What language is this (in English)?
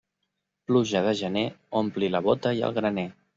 Catalan